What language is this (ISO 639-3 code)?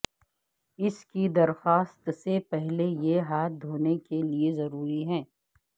urd